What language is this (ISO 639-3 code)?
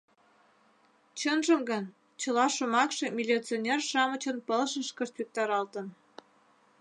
chm